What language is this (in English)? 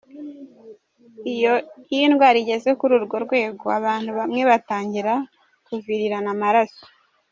Kinyarwanda